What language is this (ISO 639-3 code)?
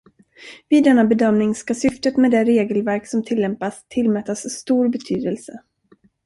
swe